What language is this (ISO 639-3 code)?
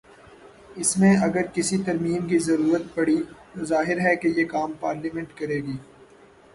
urd